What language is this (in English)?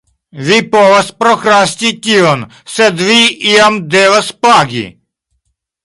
Esperanto